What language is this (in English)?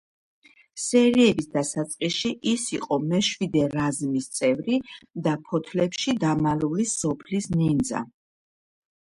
Georgian